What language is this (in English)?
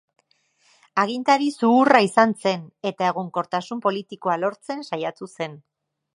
Basque